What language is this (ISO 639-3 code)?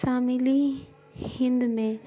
urd